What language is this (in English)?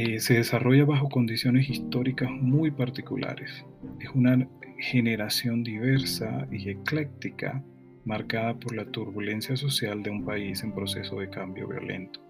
Spanish